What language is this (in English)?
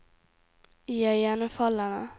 Norwegian